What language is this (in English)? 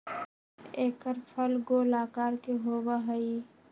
Magahi